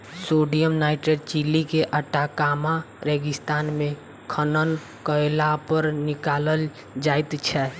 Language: Maithili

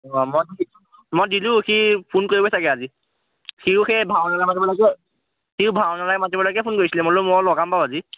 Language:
Assamese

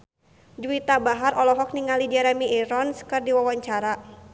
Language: Sundanese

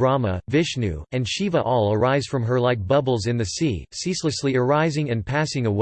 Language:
English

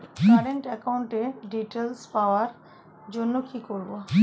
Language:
Bangla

